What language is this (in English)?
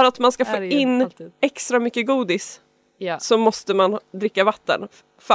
Swedish